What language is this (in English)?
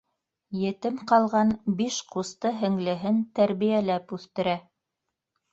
Bashkir